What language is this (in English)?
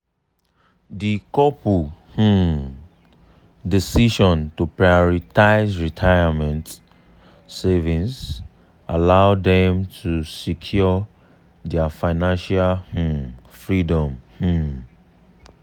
Nigerian Pidgin